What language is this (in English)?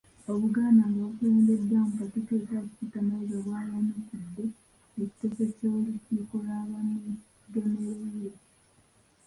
Ganda